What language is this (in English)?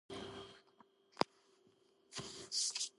Georgian